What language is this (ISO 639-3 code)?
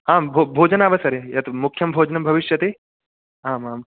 san